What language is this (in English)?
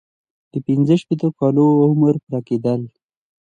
Pashto